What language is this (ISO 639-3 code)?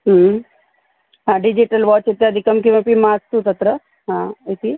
san